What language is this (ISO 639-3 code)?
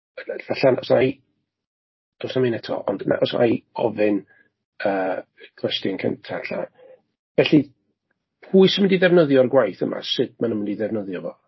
cym